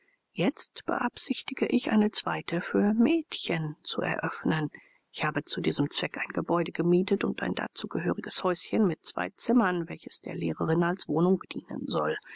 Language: German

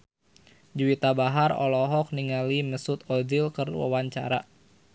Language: Sundanese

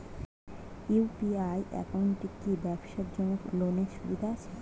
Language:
Bangla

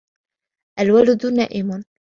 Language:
Arabic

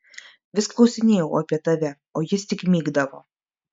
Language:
Lithuanian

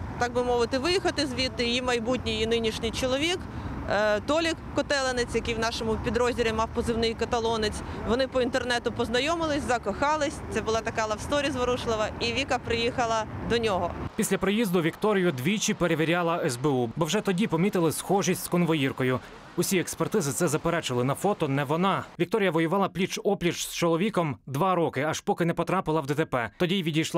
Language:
Ukrainian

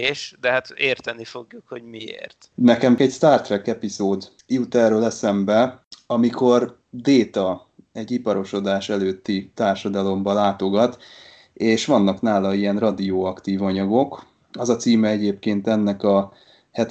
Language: Hungarian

